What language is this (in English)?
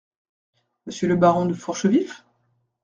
French